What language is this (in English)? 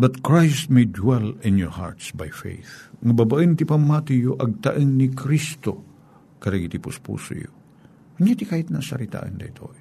Filipino